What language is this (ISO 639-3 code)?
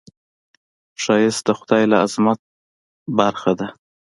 pus